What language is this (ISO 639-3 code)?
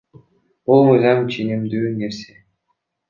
kir